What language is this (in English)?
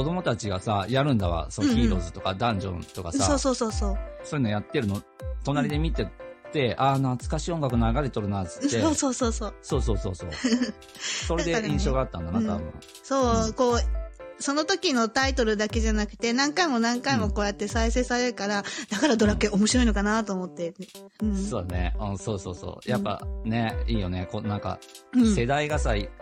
Japanese